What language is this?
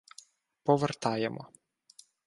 Ukrainian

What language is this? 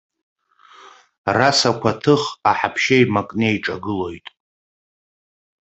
Abkhazian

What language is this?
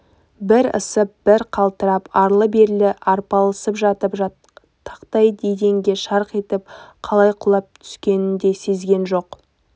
Kazakh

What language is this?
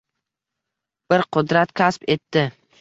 Uzbek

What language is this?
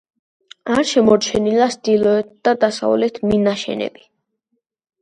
Georgian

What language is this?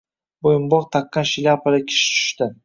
Uzbek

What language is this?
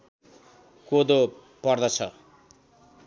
Nepali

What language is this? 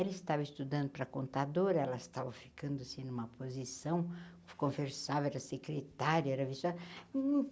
Portuguese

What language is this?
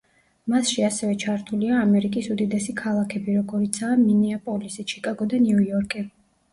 Georgian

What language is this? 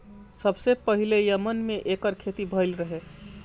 Bhojpuri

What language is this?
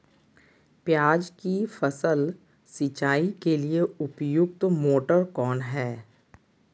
Magahi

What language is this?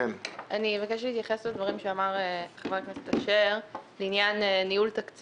Hebrew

